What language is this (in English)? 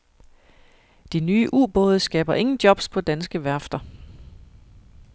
Danish